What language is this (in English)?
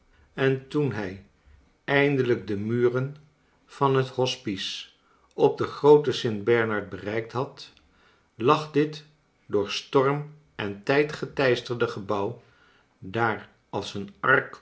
Dutch